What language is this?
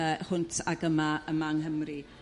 Welsh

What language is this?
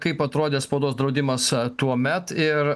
Lithuanian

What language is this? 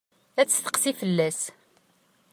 Kabyle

